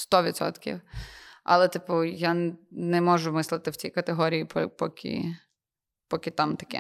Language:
Ukrainian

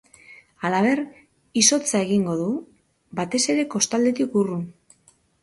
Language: Basque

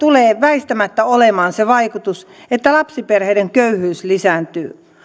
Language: Finnish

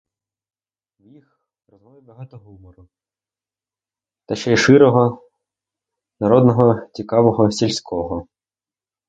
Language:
Ukrainian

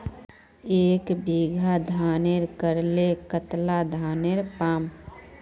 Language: Magahi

